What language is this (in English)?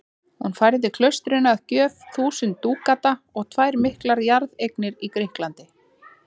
Icelandic